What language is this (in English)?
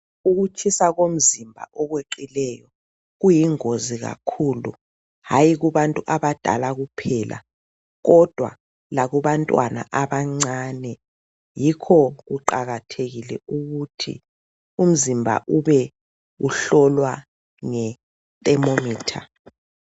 North Ndebele